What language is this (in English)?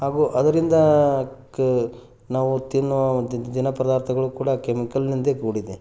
Kannada